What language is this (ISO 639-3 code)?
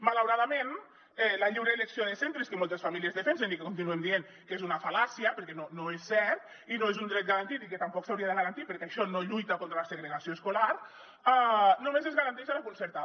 cat